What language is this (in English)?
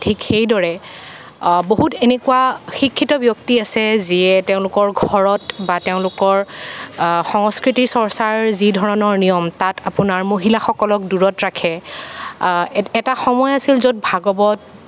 Assamese